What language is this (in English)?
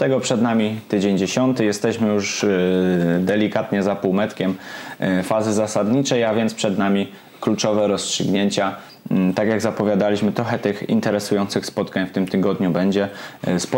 Polish